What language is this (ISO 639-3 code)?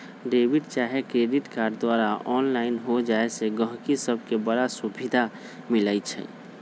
mag